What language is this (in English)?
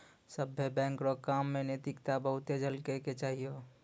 Maithili